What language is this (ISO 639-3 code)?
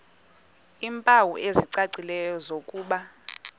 xho